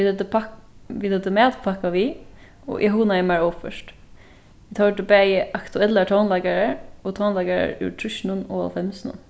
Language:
Faroese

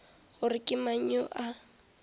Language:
Northern Sotho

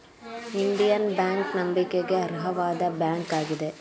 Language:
Kannada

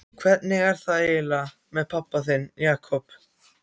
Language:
Icelandic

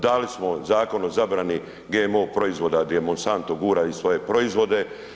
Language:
Croatian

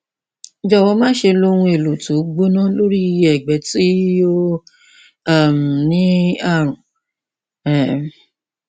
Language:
Yoruba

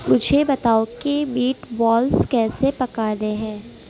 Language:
Urdu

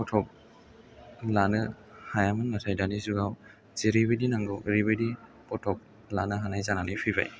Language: Bodo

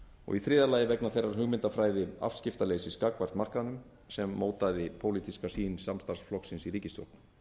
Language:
Icelandic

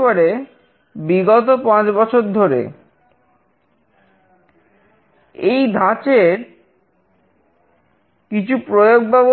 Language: Bangla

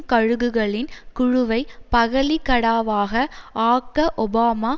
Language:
Tamil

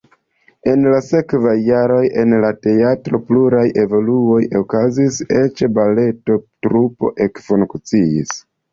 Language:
Esperanto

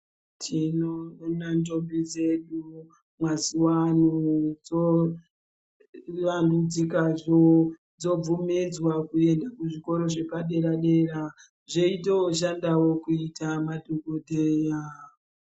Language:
Ndau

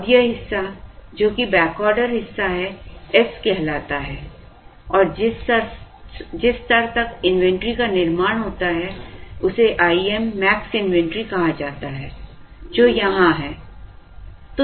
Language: Hindi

